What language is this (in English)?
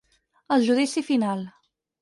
Catalan